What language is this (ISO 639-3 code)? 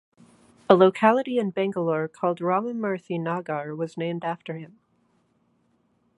eng